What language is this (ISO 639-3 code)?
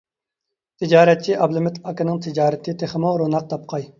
uig